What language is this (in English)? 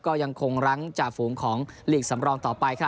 Thai